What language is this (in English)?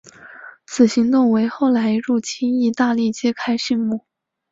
Chinese